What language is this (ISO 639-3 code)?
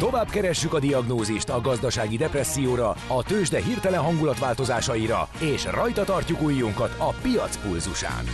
hun